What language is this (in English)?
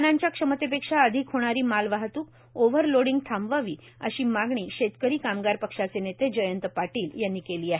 Marathi